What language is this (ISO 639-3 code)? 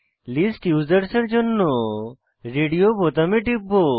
ben